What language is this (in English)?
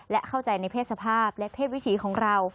Thai